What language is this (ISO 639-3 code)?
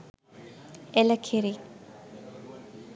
sin